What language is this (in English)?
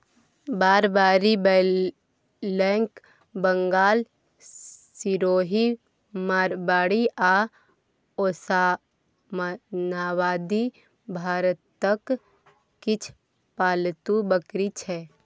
Maithili